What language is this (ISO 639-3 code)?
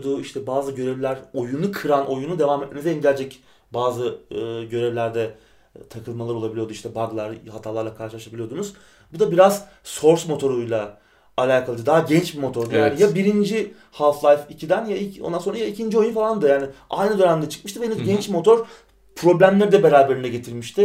tur